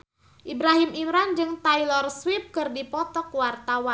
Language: Sundanese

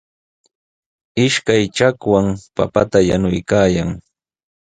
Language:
Sihuas Ancash Quechua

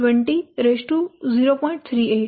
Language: Gujarati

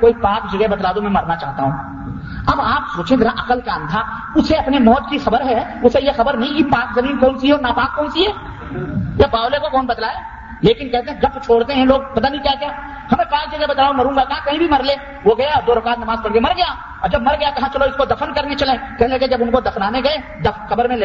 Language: Urdu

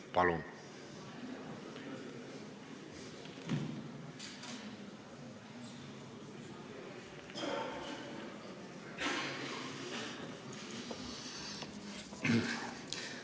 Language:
Estonian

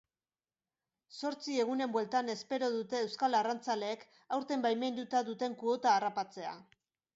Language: Basque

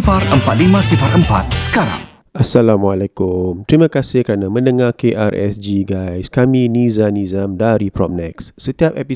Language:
Malay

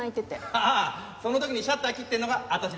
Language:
Japanese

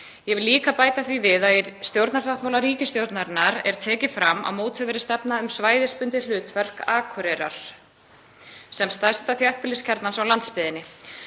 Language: Icelandic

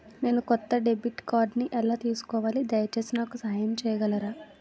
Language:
Telugu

